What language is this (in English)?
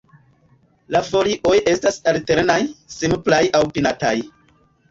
Esperanto